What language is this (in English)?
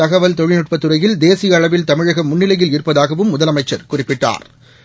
Tamil